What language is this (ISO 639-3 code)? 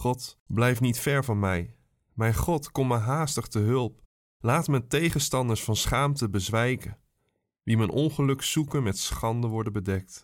nld